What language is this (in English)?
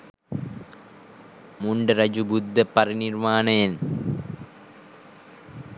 Sinhala